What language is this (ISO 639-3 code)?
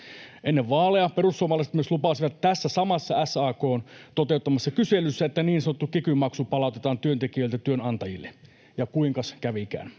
fin